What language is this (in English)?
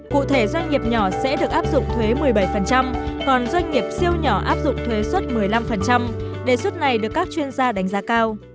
Vietnamese